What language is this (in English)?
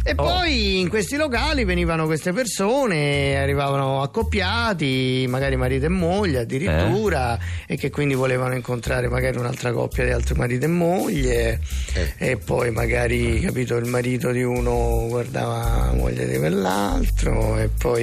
Italian